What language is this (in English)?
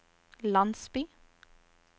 Norwegian